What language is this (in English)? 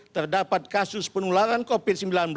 Indonesian